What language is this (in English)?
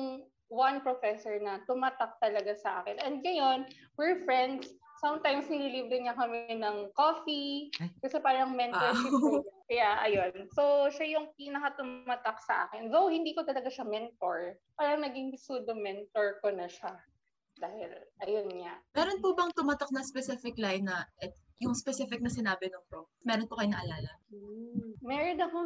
Filipino